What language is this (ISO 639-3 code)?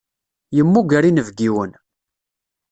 kab